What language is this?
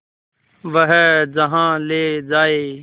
Hindi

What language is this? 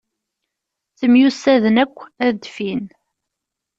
Kabyle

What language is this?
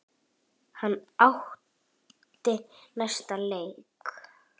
Icelandic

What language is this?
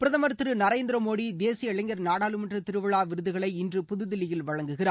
Tamil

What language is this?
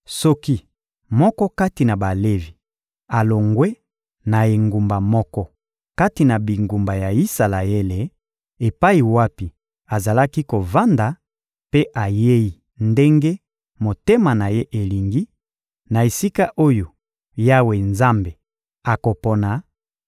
Lingala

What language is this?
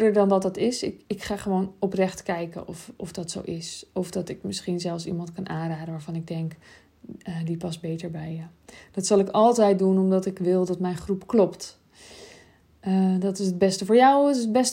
Dutch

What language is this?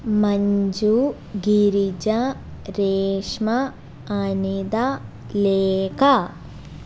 Malayalam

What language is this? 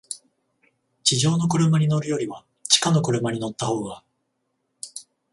Japanese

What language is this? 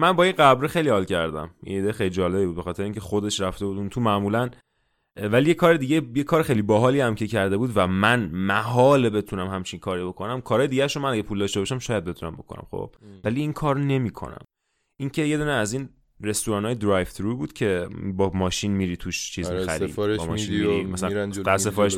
Persian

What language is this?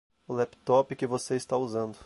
Portuguese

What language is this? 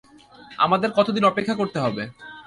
Bangla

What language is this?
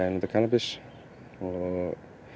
Icelandic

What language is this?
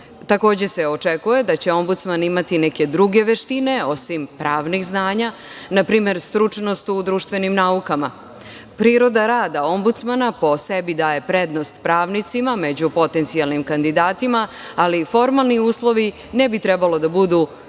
Serbian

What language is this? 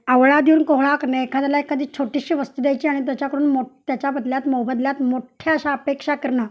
Marathi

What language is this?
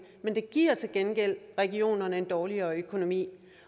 Danish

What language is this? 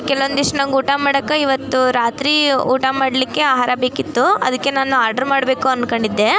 Kannada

